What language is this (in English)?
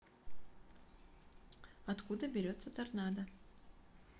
Russian